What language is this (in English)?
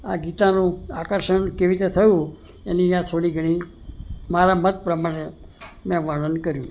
Gujarati